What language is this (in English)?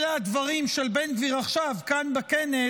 Hebrew